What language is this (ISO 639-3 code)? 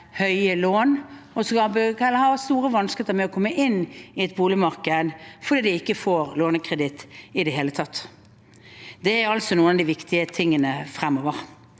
nor